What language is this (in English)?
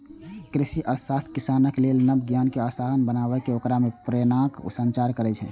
Maithili